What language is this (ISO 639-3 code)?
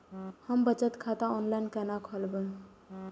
mai